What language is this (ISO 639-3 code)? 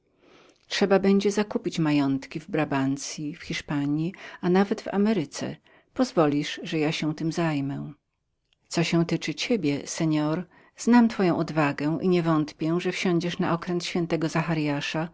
pol